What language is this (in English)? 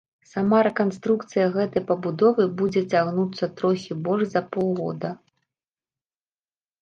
Belarusian